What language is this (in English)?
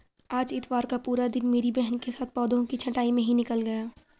Hindi